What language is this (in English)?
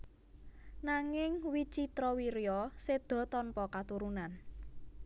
Javanese